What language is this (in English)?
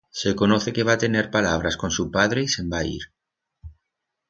Aragonese